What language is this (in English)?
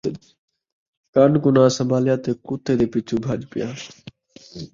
Saraiki